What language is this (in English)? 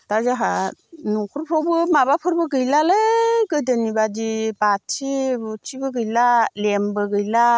Bodo